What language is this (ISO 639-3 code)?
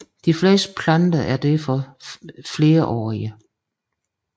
dan